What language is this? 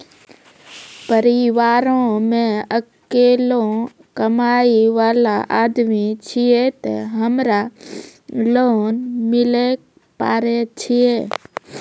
Maithili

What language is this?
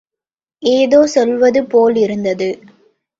Tamil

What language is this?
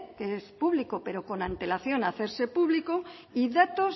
Spanish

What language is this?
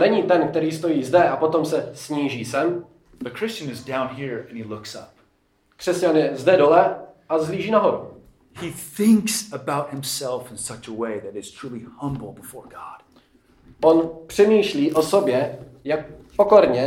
Czech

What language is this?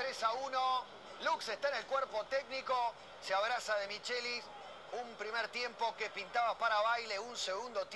Spanish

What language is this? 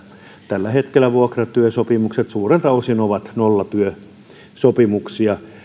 Finnish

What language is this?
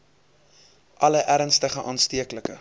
Afrikaans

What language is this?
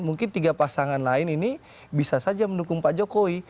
Indonesian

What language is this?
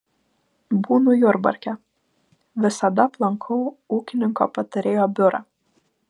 Lithuanian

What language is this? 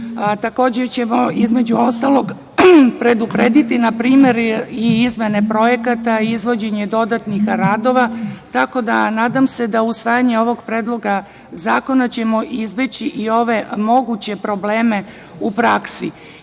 Serbian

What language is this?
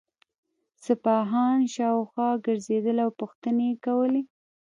Pashto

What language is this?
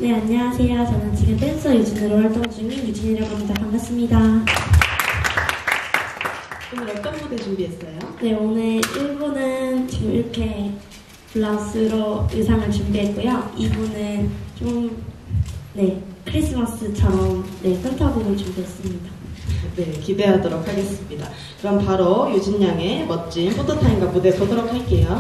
Korean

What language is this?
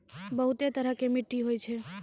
Maithili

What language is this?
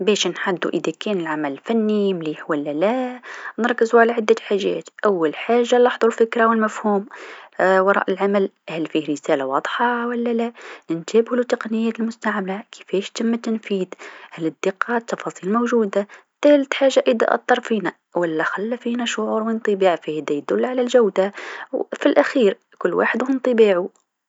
Tunisian Arabic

